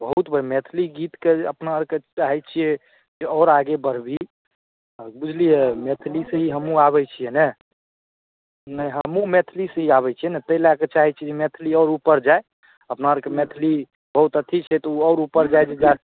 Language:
Maithili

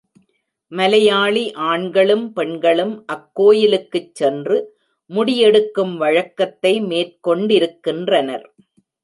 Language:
Tamil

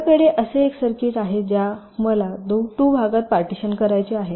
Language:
Marathi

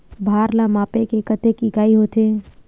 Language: Chhattisgarhi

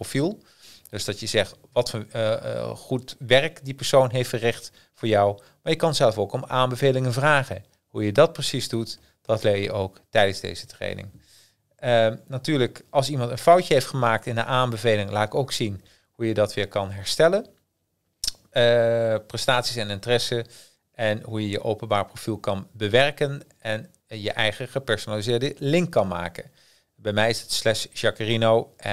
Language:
Dutch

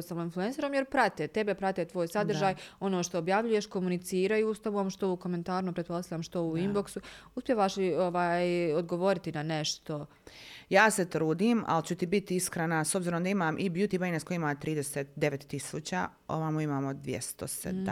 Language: Croatian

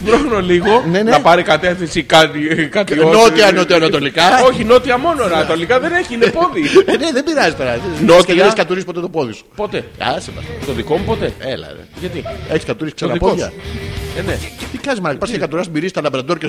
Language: Greek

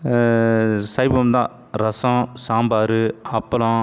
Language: Tamil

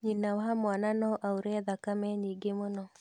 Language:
Kikuyu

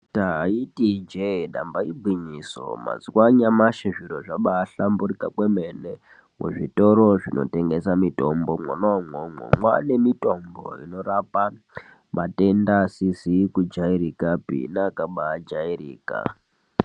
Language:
Ndau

